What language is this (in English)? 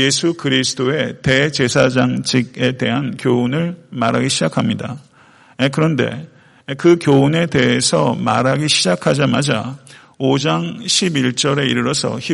Korean